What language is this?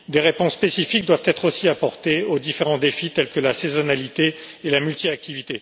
French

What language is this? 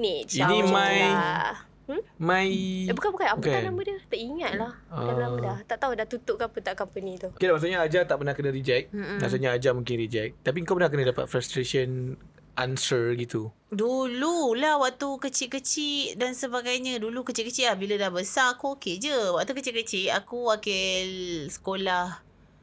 Malay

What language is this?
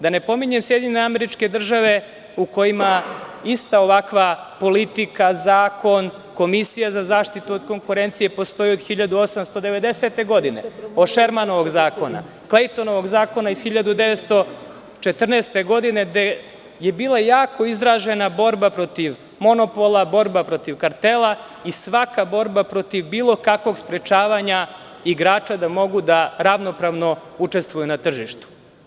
Serbian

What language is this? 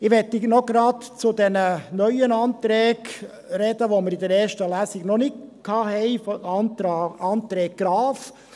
Swiss German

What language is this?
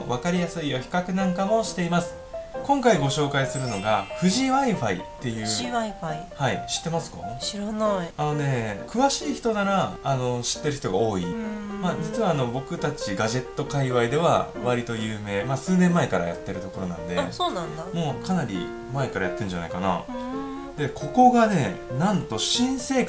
Japanese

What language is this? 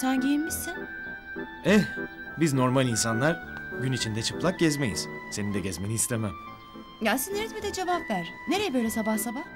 Turkish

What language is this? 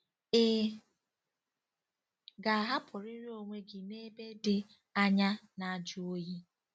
Igbo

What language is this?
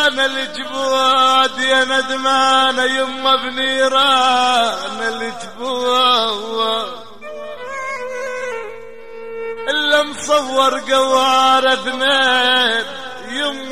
Arabic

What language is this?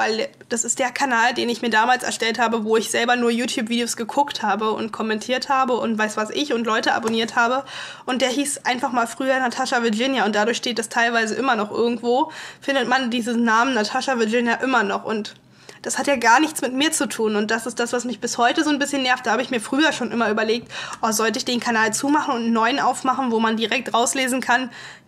German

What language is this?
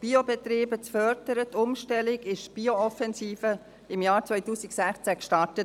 Swiss German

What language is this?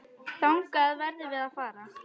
Icelandic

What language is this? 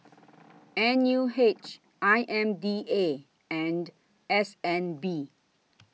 English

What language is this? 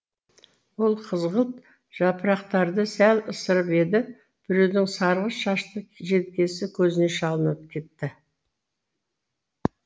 Kazakh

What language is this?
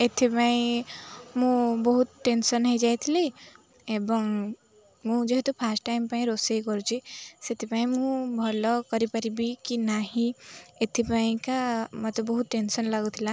Odia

